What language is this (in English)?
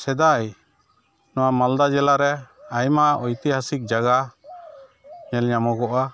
Santali